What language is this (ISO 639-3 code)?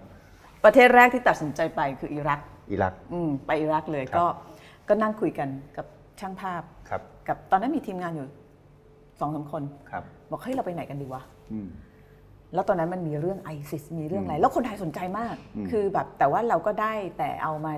tha